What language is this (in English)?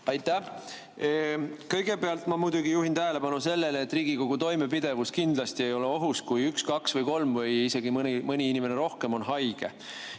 Estonian